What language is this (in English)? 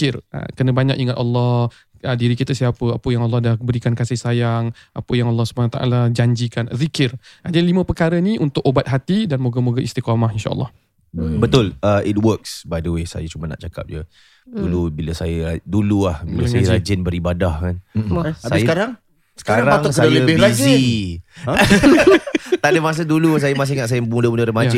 Malay